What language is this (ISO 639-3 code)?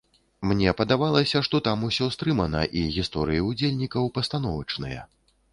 bel